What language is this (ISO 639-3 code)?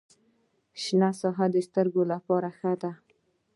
pus